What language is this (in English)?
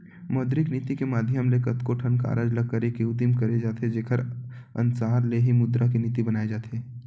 Chhattisgarhi